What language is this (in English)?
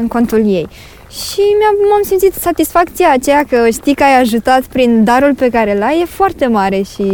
Romanian